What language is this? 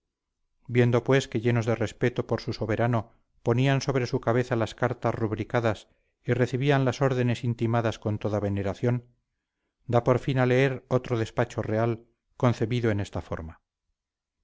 Spanish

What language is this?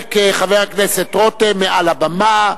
Hebrew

